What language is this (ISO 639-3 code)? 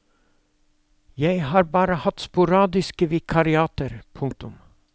nor